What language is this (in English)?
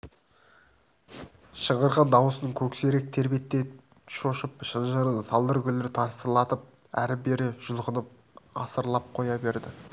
Kazakh